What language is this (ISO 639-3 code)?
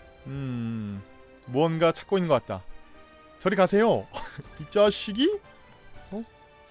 kor